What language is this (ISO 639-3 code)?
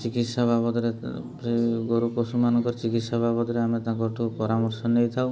ori